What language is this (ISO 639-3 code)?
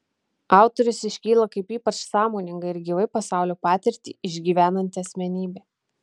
lit